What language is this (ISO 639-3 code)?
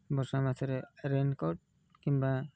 ori